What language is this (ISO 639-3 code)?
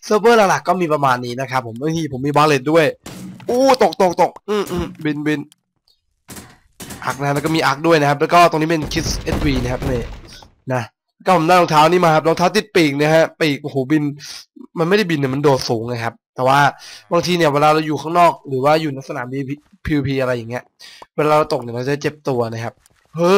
tha